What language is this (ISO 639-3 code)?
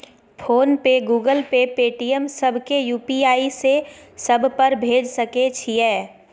mai